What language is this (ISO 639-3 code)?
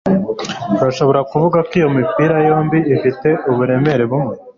kin